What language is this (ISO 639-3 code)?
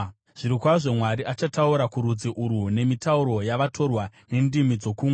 sna